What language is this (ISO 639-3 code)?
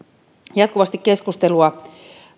fin